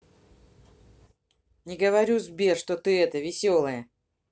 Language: Russian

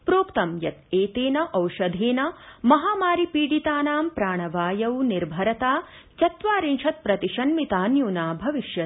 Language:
Sanskrit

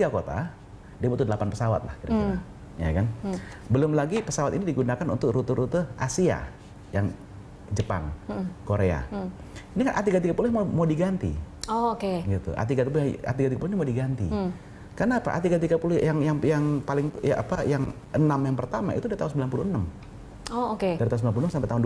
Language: Indonesian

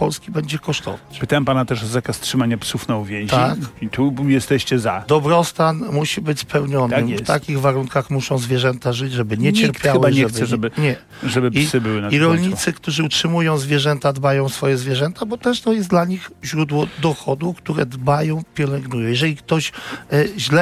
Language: Polish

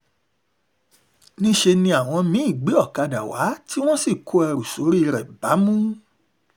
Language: Yoruba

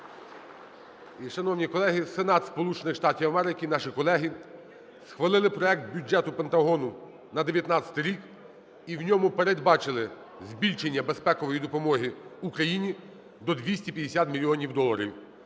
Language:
Ukrainian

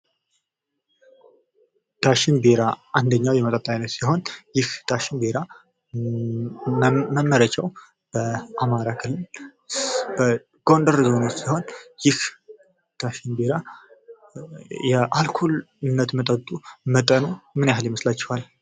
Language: Amharic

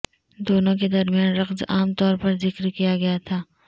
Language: Urdu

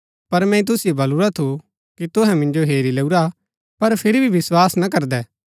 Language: Gaddi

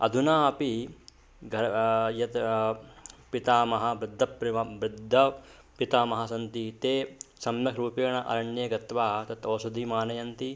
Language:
Sanskrit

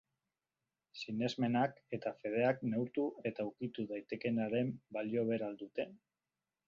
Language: Basque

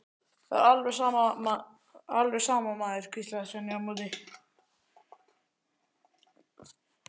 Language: Icelandic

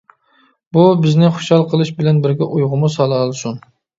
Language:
Uyghur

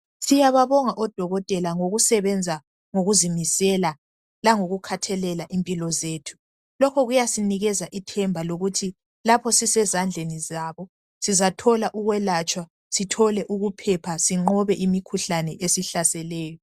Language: North Ndebele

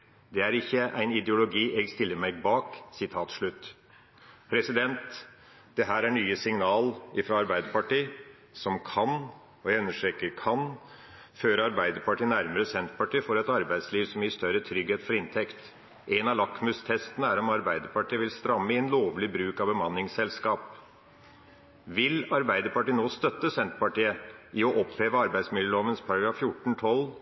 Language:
Norwegian Nynorsk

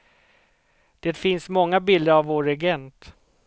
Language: Swedish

